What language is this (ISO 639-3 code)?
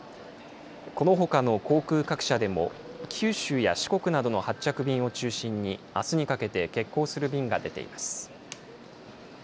jpn